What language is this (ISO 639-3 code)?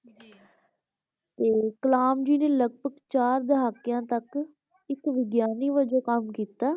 pan